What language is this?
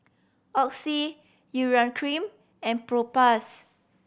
English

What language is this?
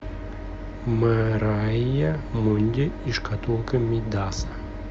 Russian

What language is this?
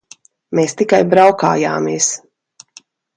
Latvian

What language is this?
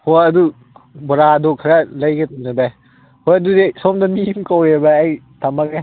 Manipuri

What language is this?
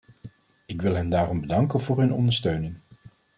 Dutch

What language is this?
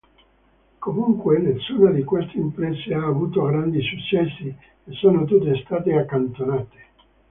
Italian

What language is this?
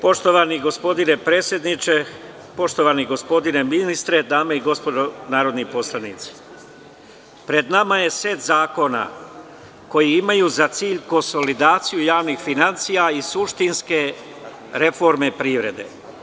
Serbian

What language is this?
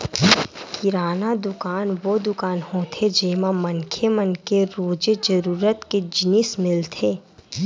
Chhattisgarhi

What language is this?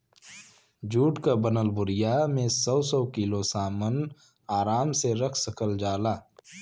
Bhojpuri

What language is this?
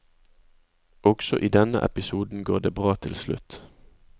Norwegian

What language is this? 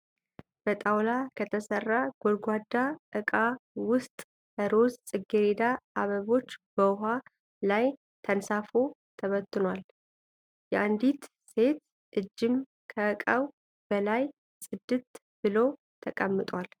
Amharic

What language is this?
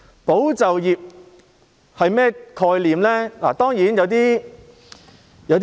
Cantonese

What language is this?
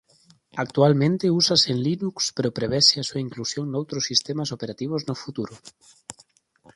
Galician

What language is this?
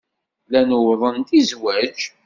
Kabyle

